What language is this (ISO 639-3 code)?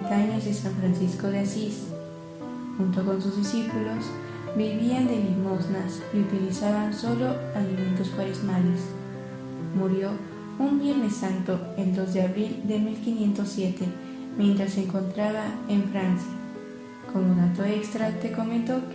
spa